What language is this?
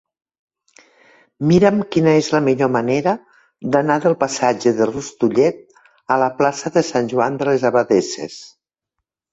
Catalan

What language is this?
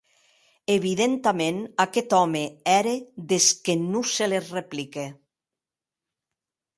Occitan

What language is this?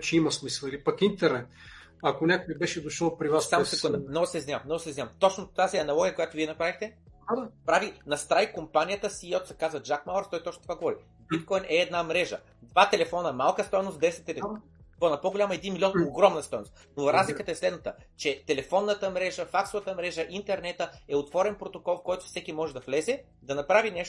Bulgarian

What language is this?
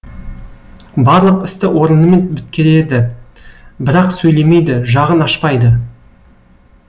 Kazakh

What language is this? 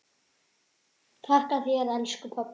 Icelandic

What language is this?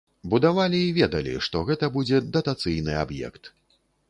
Belarusian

